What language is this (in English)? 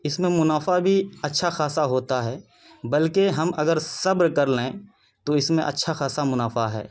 Urdu